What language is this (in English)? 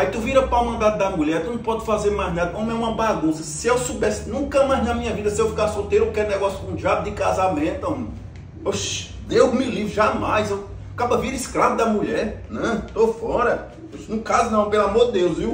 Portuguese